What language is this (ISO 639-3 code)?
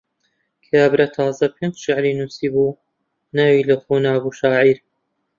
ckb